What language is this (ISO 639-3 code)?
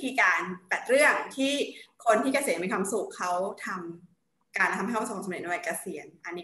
tha